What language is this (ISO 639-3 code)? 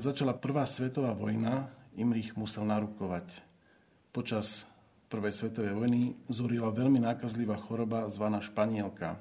slk